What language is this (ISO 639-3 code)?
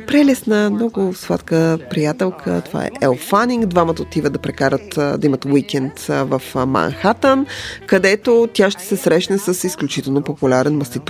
bul